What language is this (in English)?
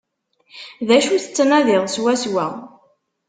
Kabyle